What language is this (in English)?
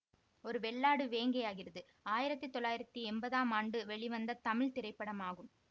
Tamil